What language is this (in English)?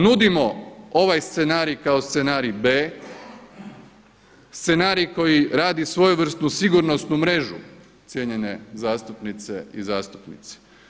Croatian